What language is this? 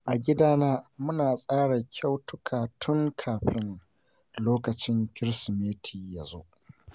Hausa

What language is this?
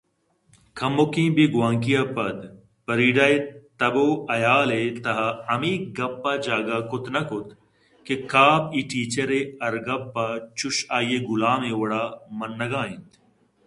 Eastern Balochi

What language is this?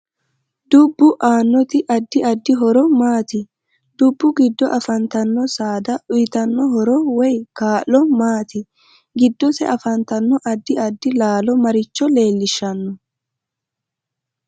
Sidamo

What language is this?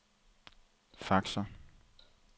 Danish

